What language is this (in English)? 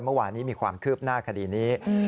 Thai